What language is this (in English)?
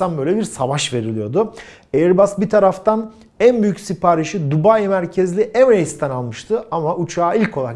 Turkish